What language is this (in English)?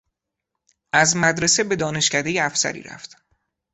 Persian